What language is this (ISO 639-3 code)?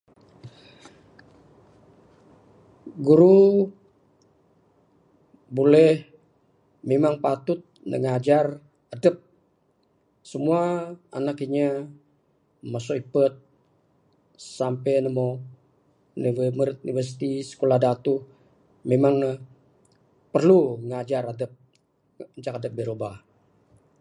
sdo